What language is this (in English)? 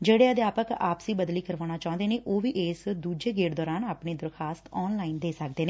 Punjabi